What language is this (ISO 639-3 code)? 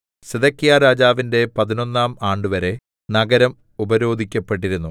mal